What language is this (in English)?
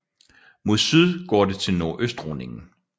Danish